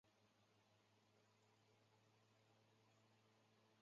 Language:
Chinese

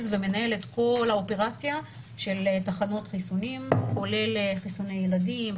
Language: Hebrew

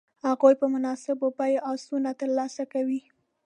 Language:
Pashto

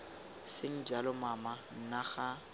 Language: Tswana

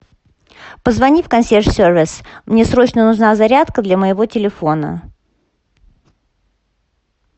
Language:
Russian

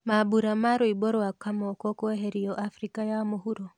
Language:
Kikuyu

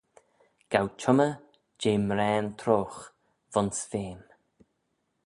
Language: Manx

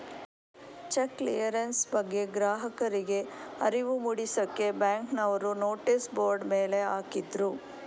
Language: Kannada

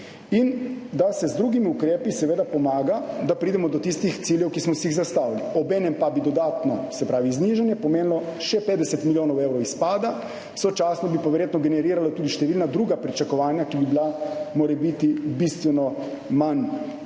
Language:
Slovenian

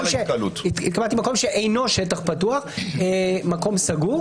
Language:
Hebrew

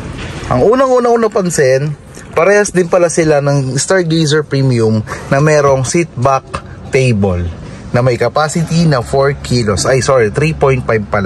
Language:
Filipino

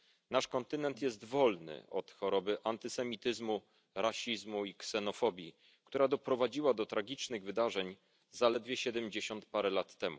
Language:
Polish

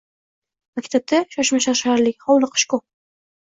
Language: Uzbek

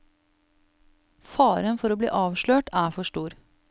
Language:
Norwegian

